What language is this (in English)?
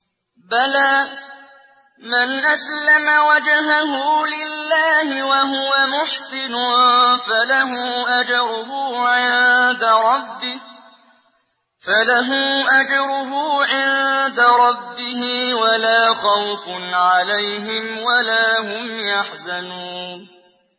Arabic